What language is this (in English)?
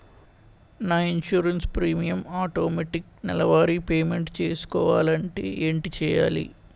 Telugu